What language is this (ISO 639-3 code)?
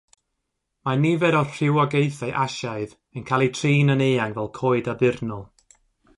cym